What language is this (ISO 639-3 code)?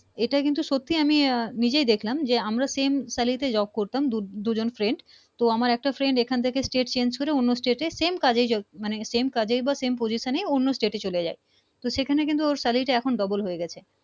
ben